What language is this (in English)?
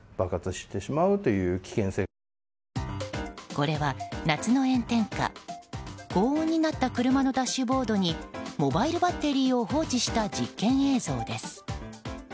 Japanese